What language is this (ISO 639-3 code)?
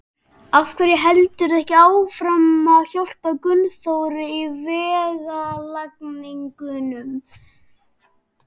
isl